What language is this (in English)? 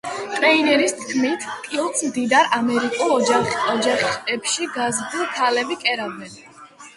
Georgian